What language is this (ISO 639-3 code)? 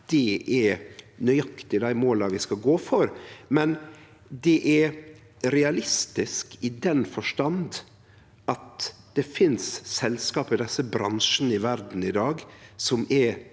nor